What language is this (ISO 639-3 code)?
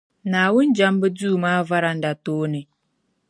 dag